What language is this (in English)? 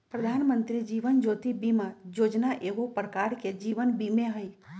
Magahi